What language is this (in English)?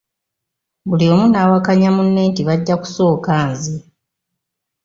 Ganda